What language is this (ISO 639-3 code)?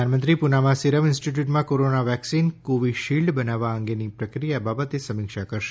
guj